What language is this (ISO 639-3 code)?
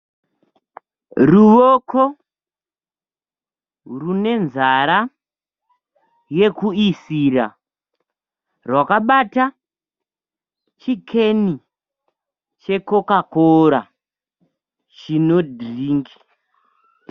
sna